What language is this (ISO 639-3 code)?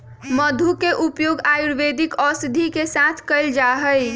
mag